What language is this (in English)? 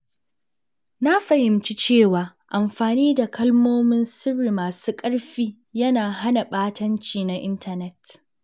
Hausa